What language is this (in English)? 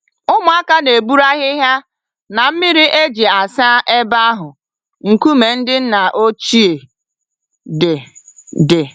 Igbo